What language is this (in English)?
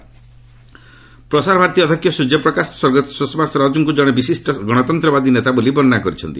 Odia